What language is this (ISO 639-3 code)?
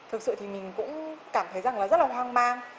vie